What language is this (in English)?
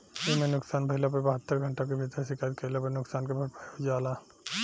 Bhojpuri